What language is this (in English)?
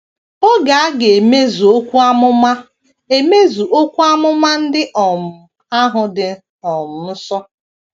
Igbo